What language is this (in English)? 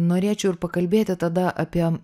Lithuanian